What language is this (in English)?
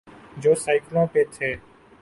Urdu